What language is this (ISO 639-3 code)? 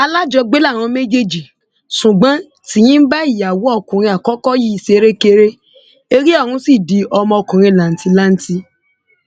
yor